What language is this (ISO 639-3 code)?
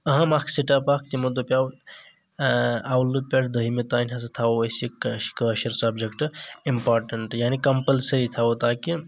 kas